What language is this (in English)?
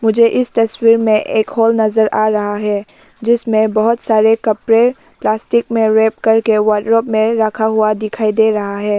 Hindi